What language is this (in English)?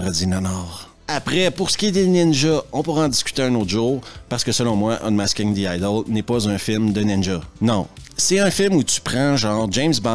French